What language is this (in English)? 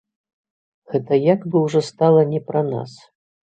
Belarusian